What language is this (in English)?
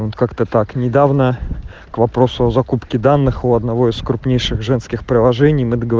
Russian